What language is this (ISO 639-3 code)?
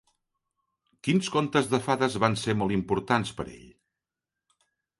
cat